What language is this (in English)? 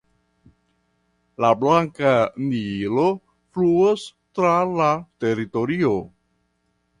Esperanto